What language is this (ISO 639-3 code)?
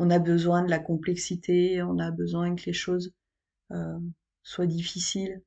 fra